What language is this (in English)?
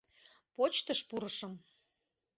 Mari